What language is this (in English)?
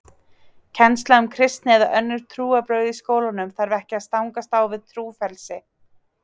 Icelandic